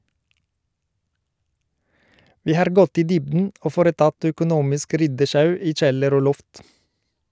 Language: Norwegian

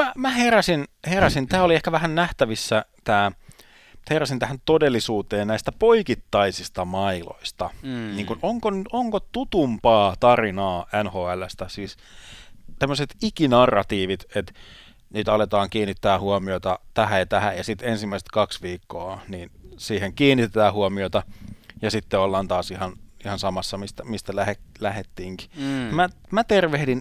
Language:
Finnish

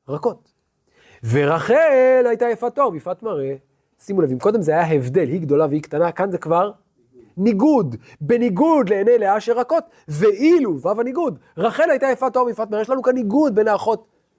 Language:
Hebrew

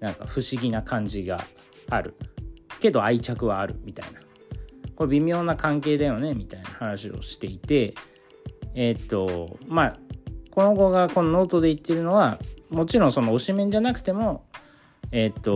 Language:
Japanese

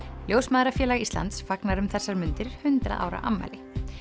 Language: Icelandic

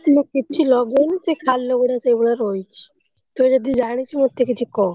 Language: Odia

